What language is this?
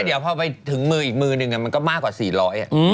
Thai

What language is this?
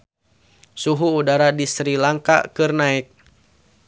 Sundanese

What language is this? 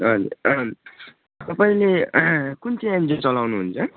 Nepali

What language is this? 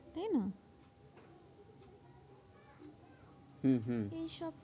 Bangla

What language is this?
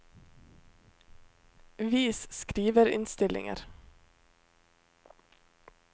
Norwegian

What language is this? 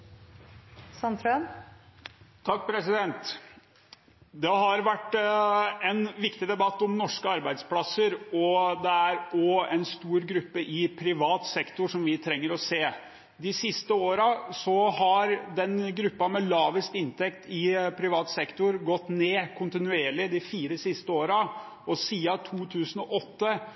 Norwegian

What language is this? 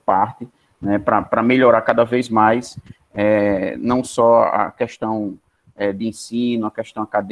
Portuguese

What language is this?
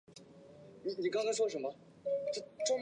Chinese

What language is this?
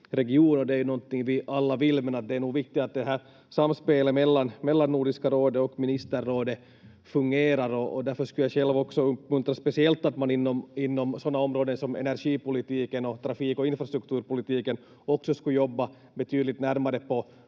Finnish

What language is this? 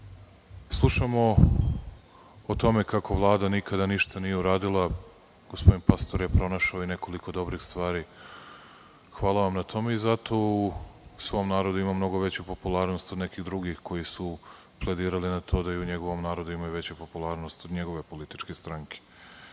Serbian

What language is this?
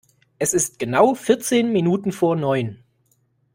German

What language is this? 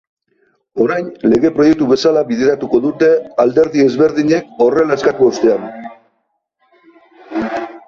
Basque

